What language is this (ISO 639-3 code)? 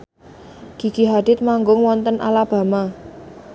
jav